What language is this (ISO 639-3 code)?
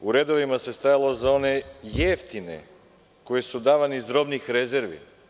srp